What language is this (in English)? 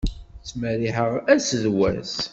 Kabyle